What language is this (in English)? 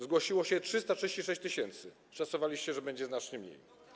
Polish